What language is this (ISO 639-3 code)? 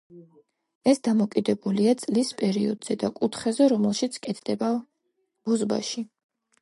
kat